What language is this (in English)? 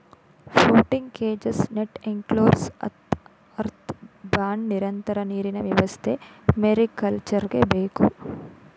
Kannada